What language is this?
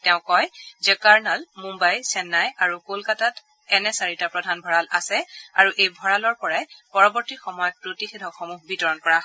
Assamese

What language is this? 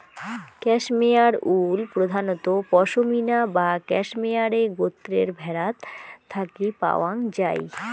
Bangla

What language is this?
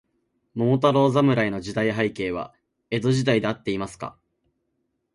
Japanese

